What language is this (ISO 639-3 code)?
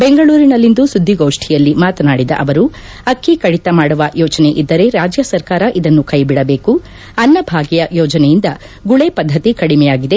kan